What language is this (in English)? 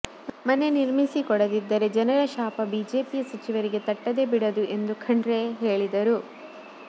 Kannada